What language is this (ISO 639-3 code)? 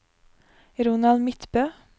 nor